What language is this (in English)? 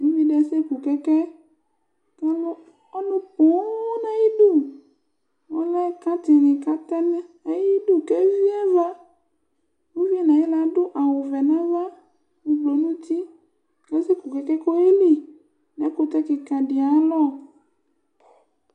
Ikposo